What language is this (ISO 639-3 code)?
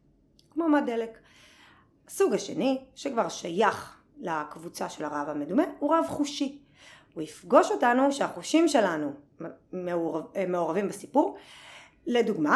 heb